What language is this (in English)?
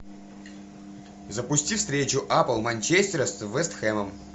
Russian